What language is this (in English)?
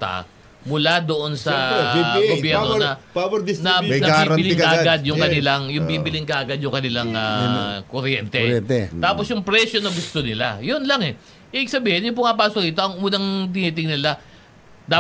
Filipino